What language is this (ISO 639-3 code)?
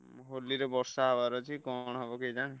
ori